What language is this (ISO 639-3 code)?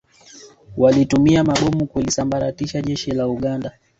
swa